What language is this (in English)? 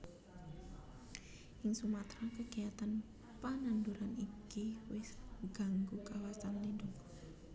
Javanese